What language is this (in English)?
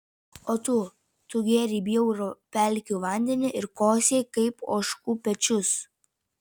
Lithuanian